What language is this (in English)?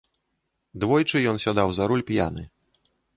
Belarusian